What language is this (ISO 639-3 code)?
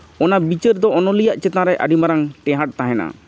sat